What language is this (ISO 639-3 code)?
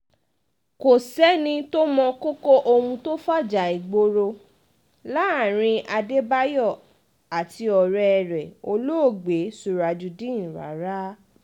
yor